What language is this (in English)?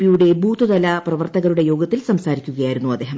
Malayalam